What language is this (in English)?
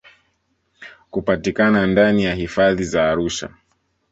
Swahili